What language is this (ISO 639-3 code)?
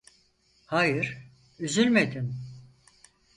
tur